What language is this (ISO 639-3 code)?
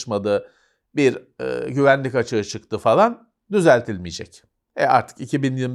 tur